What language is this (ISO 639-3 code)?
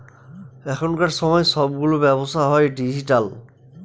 ben